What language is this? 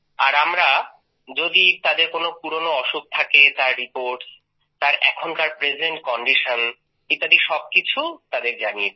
Bangla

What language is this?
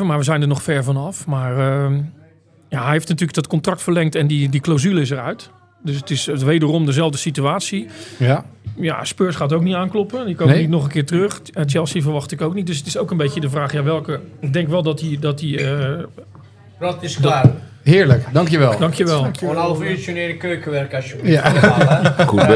Dutch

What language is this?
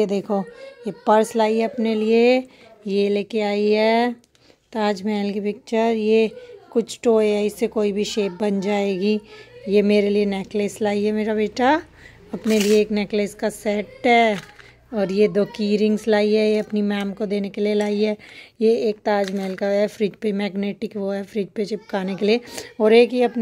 Hindi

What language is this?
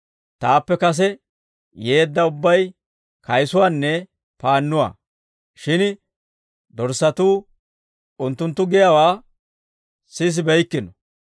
Dawro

